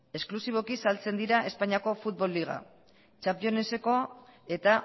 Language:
Basque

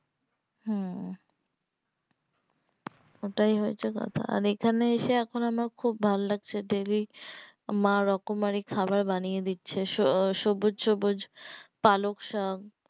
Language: Bangla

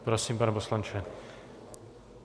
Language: Czech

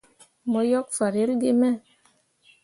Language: Mundang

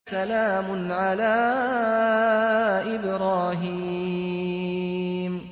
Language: Arabic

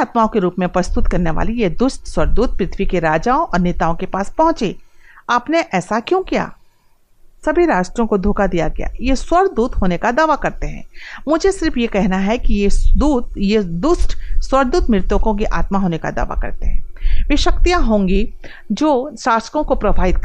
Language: Hindi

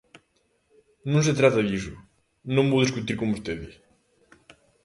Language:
Galician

